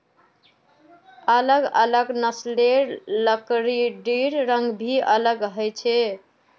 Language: Magahi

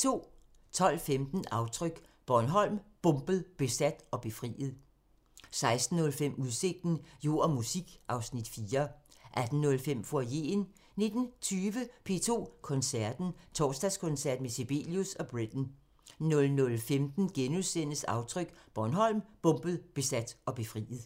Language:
Danish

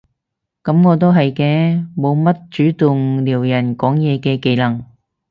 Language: Cantonese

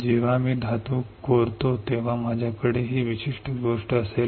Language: Marathi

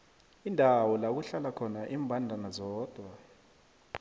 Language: South Ndebele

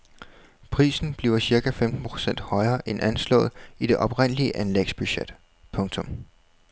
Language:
Danish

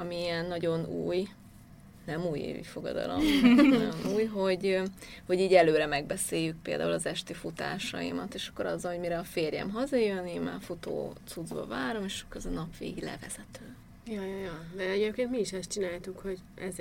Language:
Hungarian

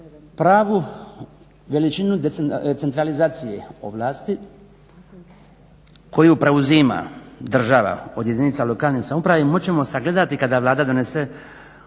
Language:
Croatian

